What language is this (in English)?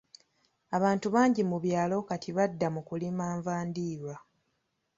Ganda